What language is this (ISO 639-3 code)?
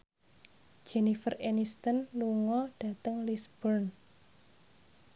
jav